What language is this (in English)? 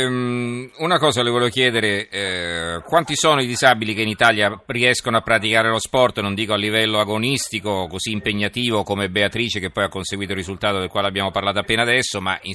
Italian